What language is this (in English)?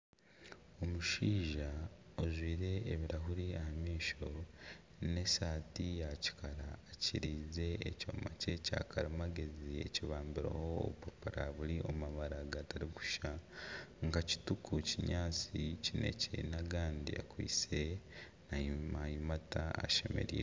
Nyankole